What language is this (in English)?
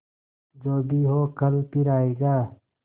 Hindi